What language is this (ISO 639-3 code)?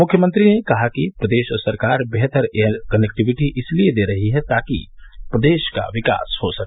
hin